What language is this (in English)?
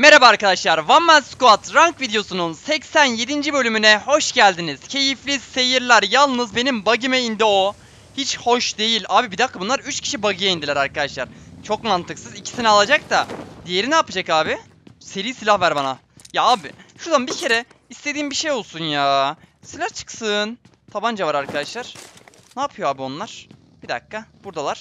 Turkish